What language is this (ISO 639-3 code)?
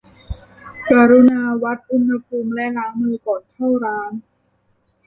tha